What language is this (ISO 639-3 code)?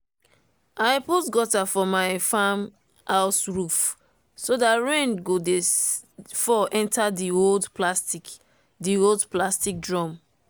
pcm